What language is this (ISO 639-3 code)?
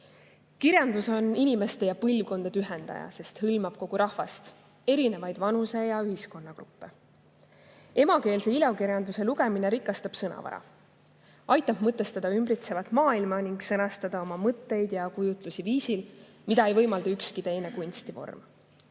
est